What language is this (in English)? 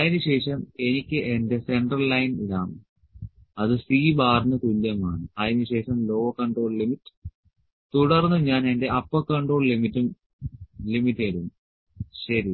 Malayalam